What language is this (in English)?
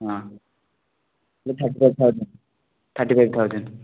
Odia